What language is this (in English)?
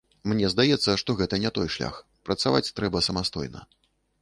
Belarusian